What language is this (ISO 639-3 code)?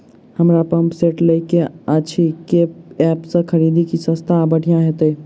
mai